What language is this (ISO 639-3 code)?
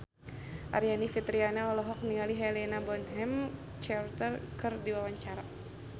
sun